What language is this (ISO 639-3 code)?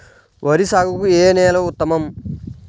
tel